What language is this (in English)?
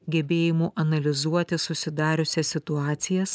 Lithuanian